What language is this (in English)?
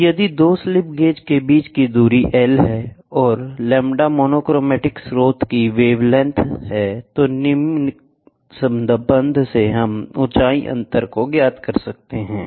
Hindi